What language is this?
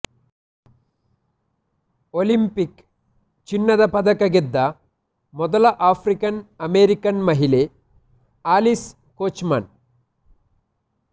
Kannada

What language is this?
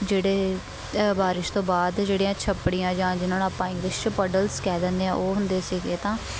Punjabi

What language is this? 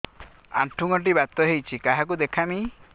Odia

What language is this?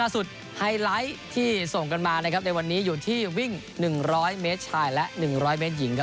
Thai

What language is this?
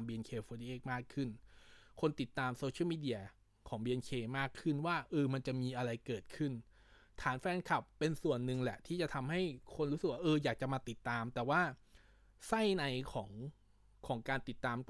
Thai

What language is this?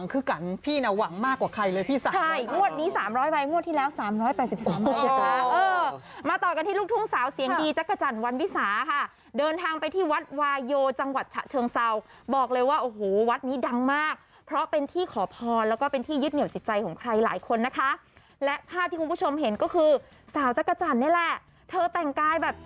Thai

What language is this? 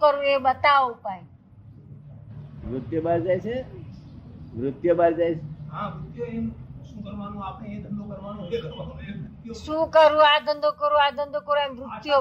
Gujarati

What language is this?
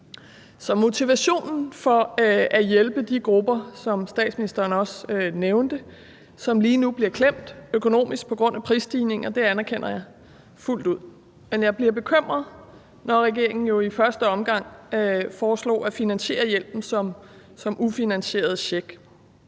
Danish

